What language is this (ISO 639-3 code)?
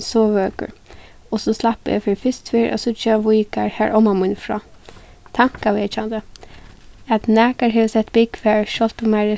fao